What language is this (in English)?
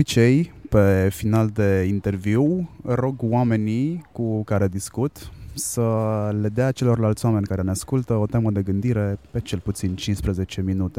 Romanian